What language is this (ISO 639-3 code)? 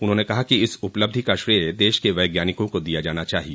hin